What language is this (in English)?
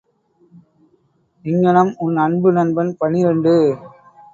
Tamil